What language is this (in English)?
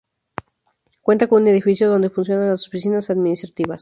Spanish